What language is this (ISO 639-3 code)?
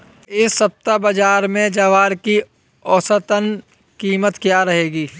hin